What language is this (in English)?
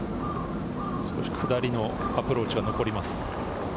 Japanese